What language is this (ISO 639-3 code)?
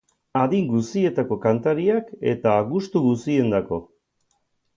eus